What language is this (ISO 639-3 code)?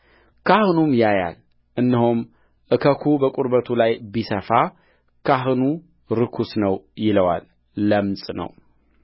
amh